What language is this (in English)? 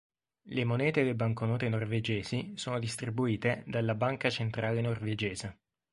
Italian